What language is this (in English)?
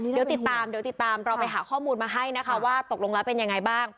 Thai